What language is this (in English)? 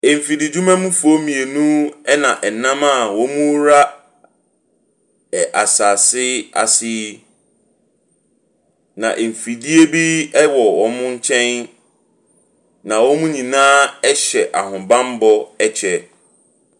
Akan